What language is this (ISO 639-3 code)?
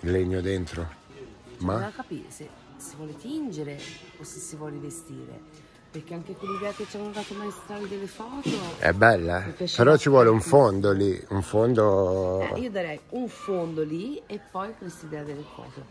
ita